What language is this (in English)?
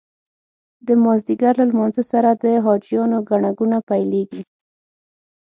Pashto